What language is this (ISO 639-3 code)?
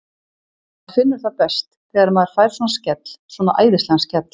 isl